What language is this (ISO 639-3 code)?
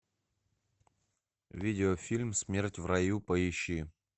rus